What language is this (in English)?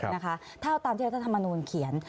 Thai